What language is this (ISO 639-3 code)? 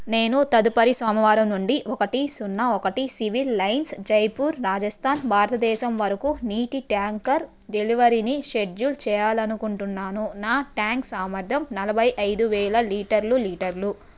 tel